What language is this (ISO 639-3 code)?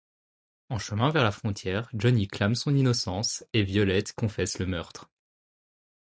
fra